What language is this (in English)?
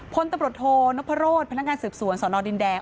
Thai